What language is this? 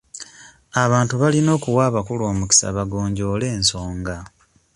Ganda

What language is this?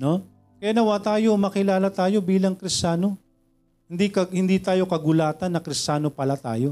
Filipino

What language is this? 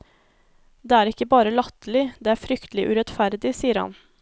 Norwegian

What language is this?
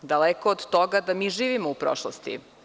Serbian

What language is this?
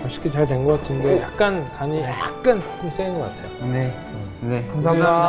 Korean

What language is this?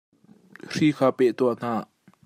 Hakha Chin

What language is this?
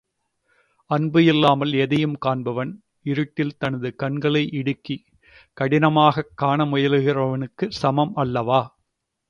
Tamil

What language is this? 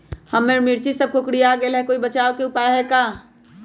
Magahi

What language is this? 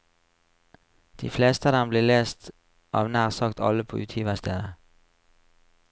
Norwegian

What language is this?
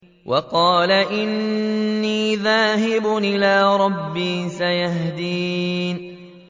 Arabic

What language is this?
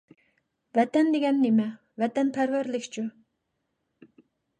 Uyghur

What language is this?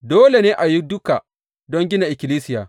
Hausa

